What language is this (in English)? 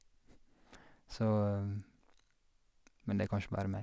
Norwegian